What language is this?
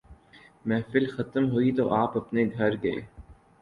Urdu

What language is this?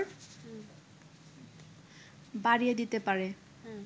Bangla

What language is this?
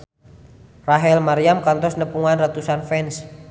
Sundanese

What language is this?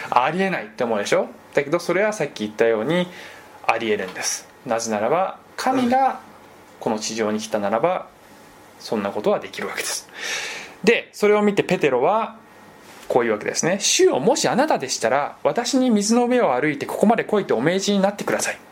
Japanese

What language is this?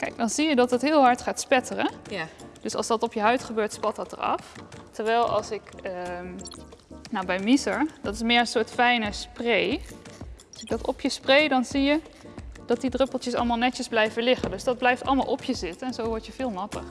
Dutch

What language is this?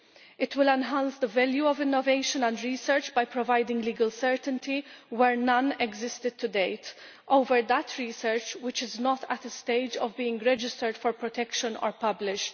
English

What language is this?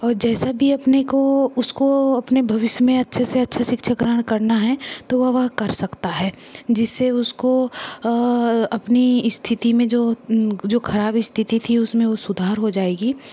Hindi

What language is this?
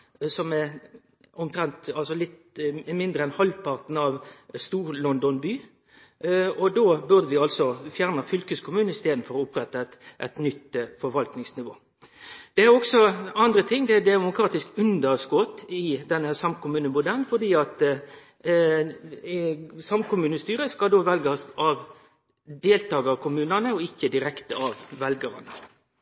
Norwegian Nynorsk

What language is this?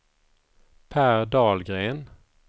Swedish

